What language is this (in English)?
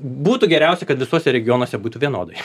Lithuanian